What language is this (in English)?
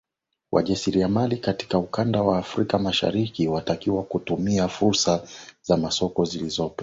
Swahili